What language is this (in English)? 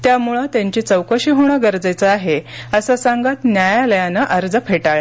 Marathi